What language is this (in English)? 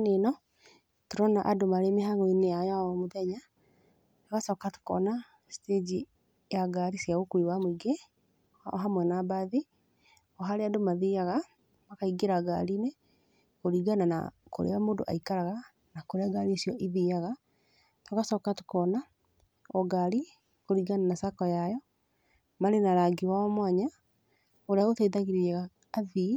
Kikuyu